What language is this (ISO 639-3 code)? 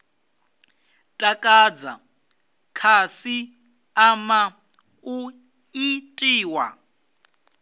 ven